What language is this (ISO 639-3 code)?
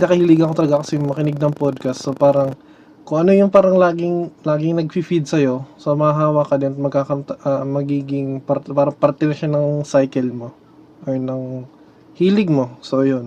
fil